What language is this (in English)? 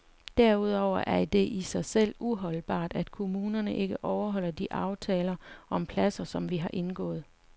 Danish